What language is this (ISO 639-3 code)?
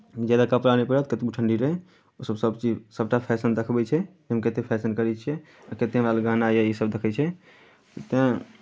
mai